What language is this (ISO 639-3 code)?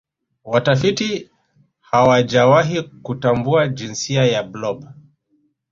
swa